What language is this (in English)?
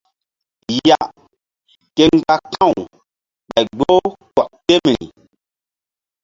Mbum